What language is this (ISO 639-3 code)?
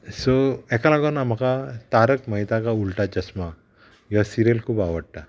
kok